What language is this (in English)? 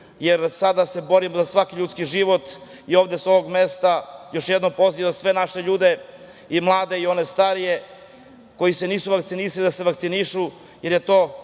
Serbian